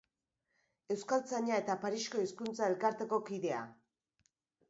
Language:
Basque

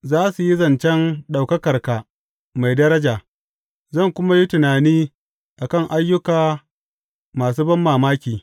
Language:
Hausa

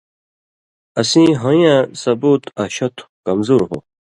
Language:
Indus Kohistani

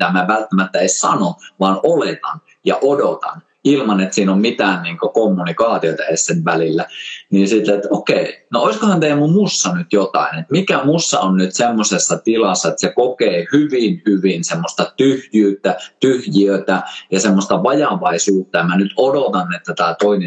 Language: Finnish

